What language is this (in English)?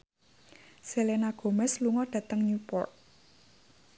Javanese